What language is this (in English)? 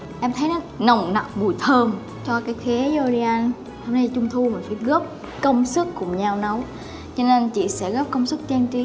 Vietnamese